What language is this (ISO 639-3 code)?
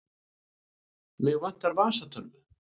isl